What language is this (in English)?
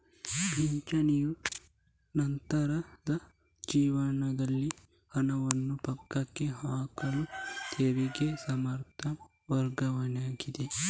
Kannada